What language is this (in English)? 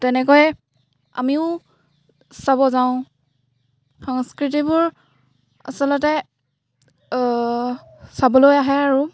Assamese